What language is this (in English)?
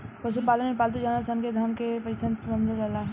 Bhojpuri